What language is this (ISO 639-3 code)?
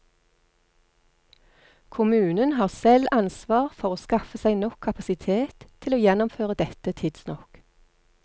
nor